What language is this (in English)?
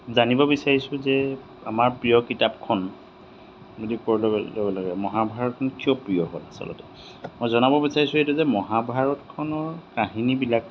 Assamese